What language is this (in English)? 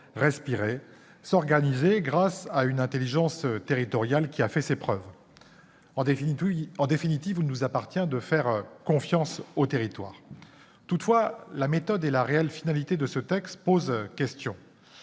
French